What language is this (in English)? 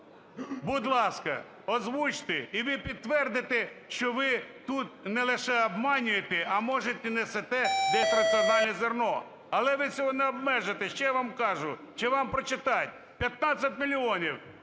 Ukrainian